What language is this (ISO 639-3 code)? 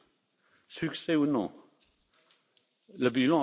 fra